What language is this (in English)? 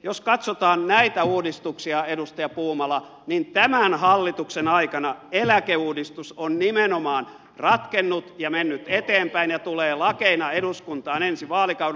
Finnish